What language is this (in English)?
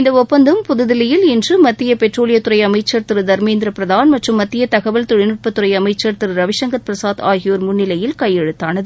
Tamil